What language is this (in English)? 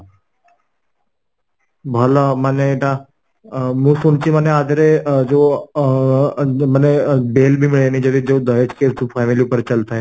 Odia